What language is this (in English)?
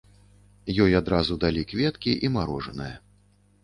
Belarusian